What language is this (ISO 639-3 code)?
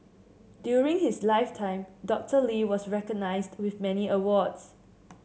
eng